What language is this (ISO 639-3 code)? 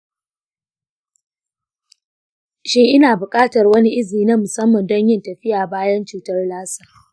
hau